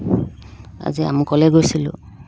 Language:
Assamese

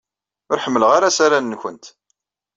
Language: Kabyle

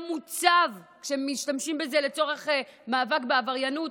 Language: Hebrew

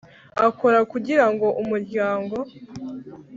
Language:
Kinyarwanda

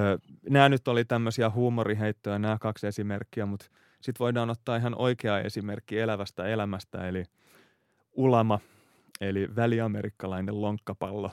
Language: Finnish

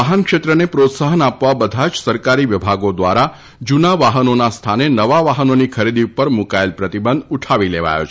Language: Gujarati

